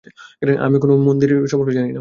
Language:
Bangla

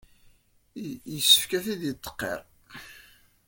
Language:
Kabyle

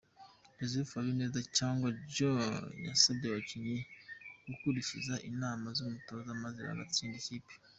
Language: Kinyarwanda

